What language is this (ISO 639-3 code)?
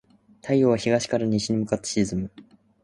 jpn